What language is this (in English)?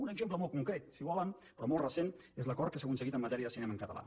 Catalan